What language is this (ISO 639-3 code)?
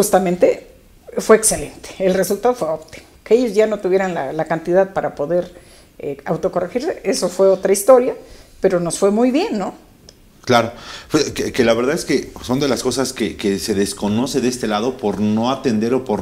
spa